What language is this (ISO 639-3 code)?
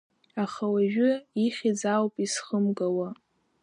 abk